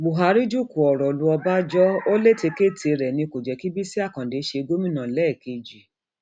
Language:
Yoruba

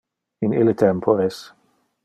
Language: Interlingua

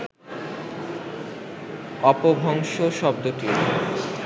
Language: Bangla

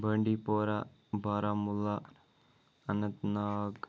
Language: Kashmiri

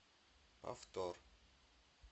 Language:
Russian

